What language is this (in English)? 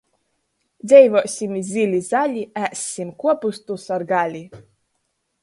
Latgalian